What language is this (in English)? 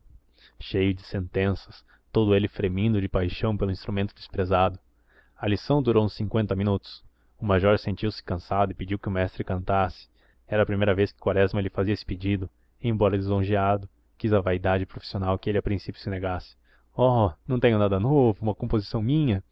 Portuguese